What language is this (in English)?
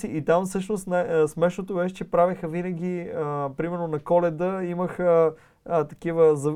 Bulgarian